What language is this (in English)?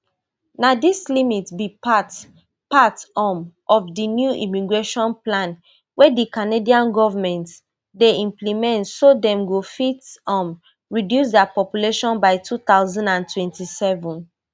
Nigerian Pidgin